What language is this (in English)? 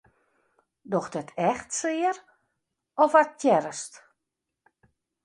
Western Frisian